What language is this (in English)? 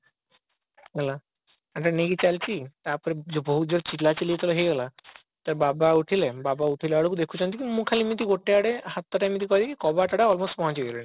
Odia